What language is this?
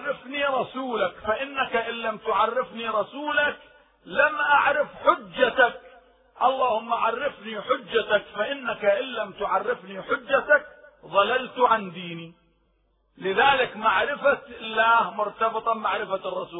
Arabic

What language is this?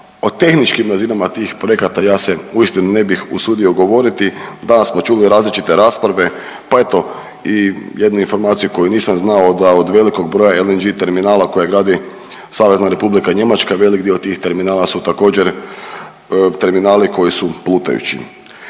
Croatian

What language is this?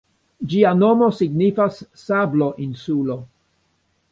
Esperanto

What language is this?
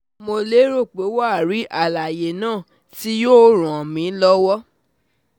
Yoruba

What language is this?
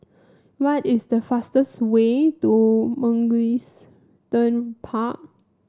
English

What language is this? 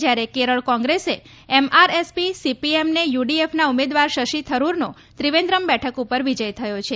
Gujarati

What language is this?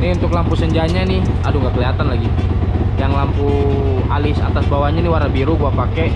Indonesian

